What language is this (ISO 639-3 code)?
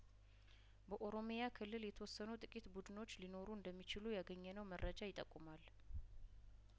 amh